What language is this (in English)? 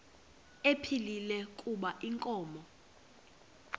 Xhosa